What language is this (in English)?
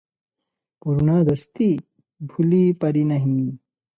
Odia